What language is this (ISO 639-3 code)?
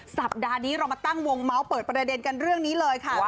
tha